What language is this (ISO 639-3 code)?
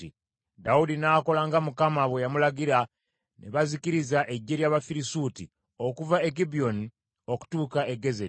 lug